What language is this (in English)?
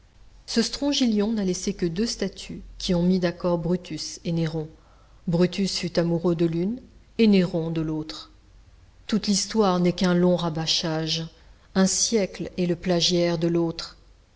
French